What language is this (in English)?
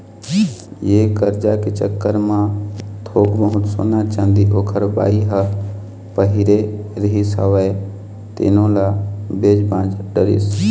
Chhattisgarhi